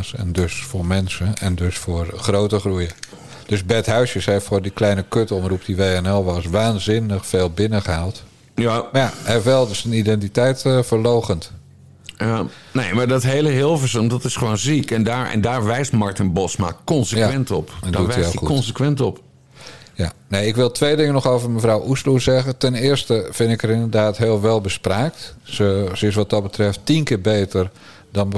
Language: Dutch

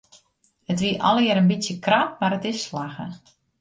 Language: Western Frisian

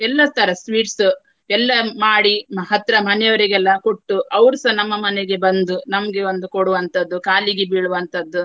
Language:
Kannada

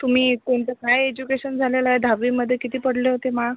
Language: Marathi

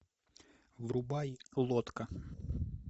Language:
Russian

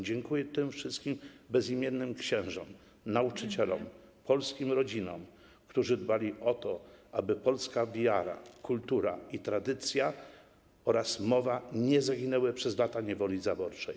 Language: Polish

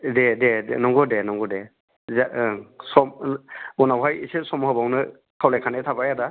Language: Bodo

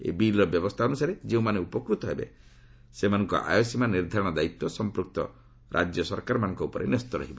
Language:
Odia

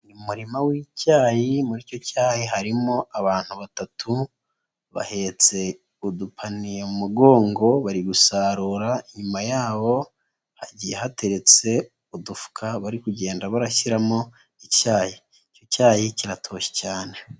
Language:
Kinyarwanda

